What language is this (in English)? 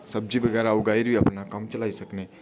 Dogri